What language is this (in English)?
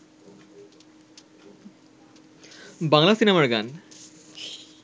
Bangla